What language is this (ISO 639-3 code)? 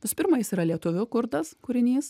lit